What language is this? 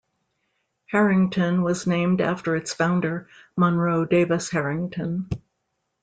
English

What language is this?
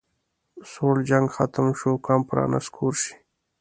Pashto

